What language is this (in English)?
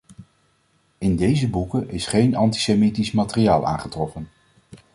Dutch